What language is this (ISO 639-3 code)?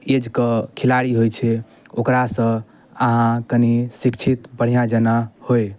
mai